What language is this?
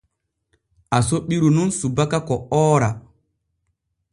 Borgu Fulfulde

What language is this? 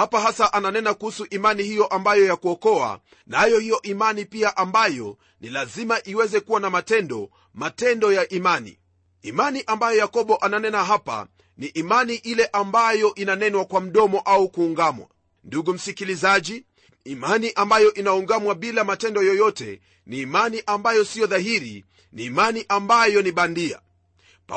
Swahili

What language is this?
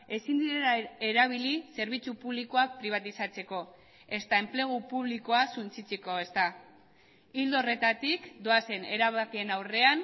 Basque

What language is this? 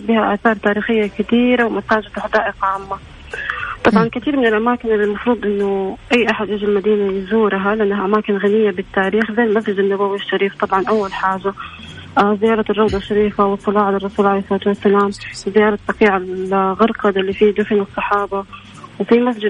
Arabic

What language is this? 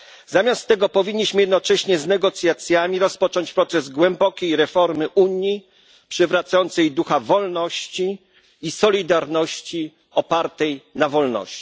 Polish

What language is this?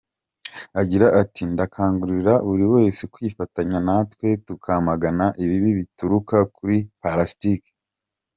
Kinyarwanda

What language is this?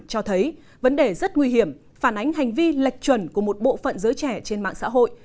Vietnamese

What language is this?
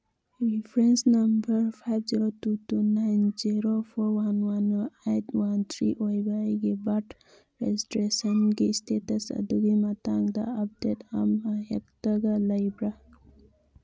Manipuri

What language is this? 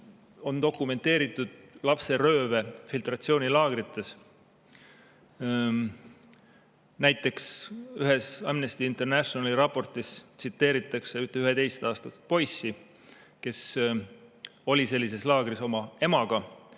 Estonian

